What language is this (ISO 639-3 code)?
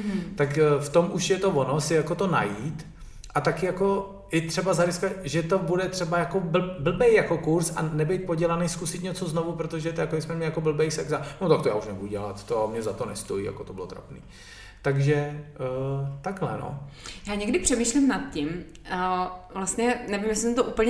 ces